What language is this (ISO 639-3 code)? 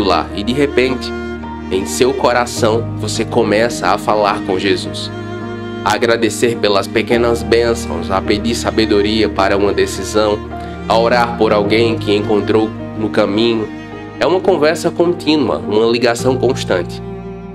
por